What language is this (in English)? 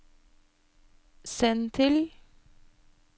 Norwegian